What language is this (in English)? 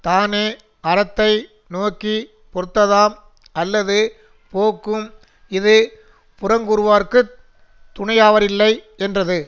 Tamil